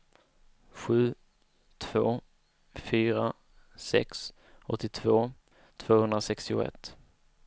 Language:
Swedish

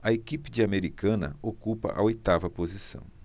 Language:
Portuguese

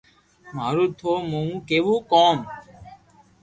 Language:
Loarki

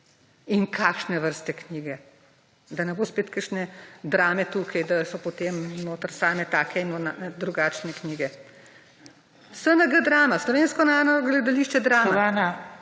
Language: Slovenian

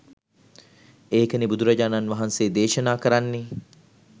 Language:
Sinhala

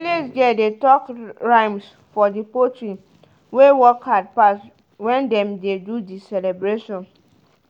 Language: Nigerian Pidgin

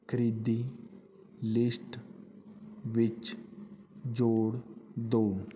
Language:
Punjabi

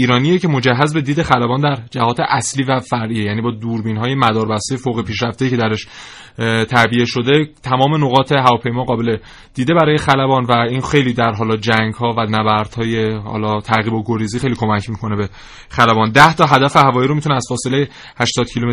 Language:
Persian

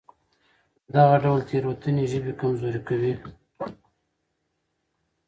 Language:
Pashto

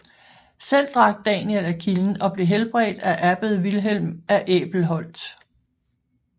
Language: Danish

